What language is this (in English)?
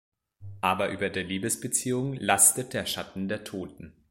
German